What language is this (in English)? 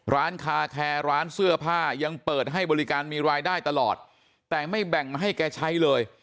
Thai